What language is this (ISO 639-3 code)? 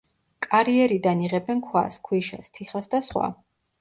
kat